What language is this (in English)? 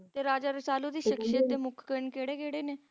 Punjabi